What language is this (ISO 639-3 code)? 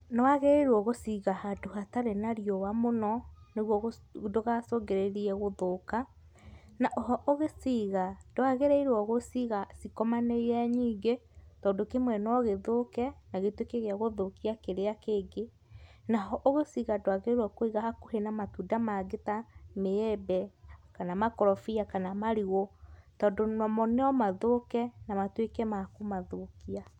kik